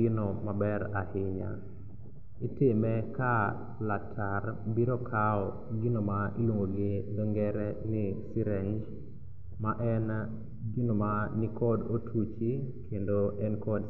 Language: Luo (Kenya and Tanzania)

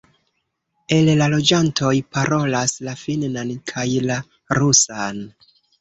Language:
Esperanto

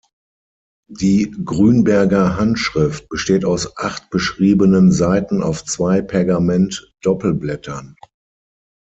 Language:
German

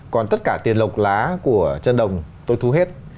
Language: Vietnamese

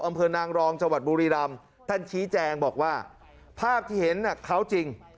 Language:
Thai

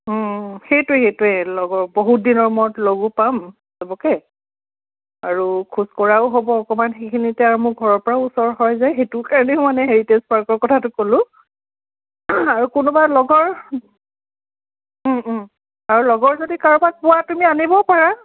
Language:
Assamese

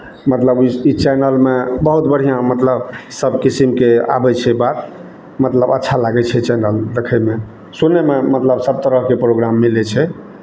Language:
Maithili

